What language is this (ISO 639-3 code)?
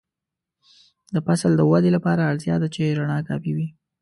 pus